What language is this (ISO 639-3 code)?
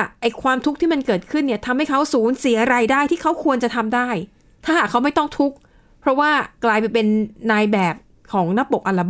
tha